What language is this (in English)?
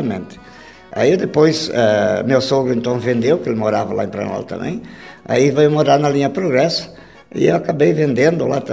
Portuguese